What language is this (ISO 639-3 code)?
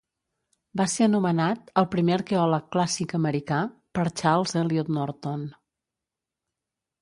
cat